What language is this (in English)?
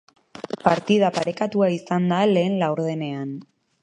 Basque